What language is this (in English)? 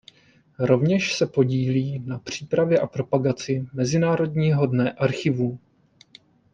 Czech